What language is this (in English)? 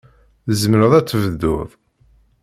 Kabyle